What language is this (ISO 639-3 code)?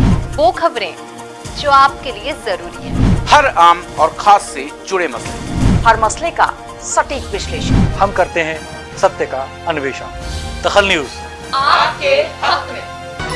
hin